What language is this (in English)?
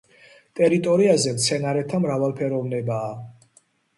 Georgian